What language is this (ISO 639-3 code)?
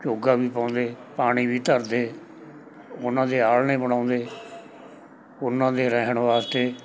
pan